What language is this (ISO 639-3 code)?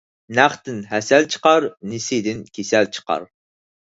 uig